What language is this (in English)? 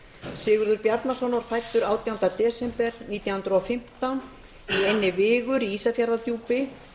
Icelandic